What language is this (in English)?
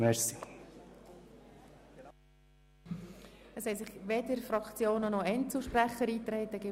Swiss German